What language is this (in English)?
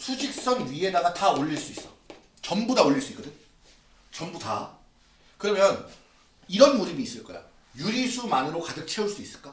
Korean